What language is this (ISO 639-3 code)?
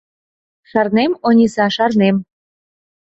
chm